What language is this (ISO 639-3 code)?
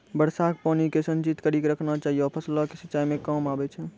mai